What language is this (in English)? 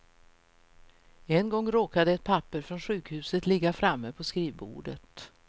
Swedish